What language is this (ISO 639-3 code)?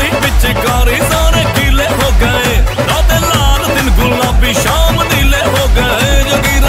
ara